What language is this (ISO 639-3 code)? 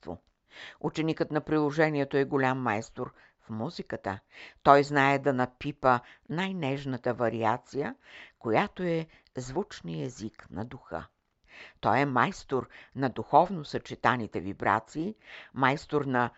bul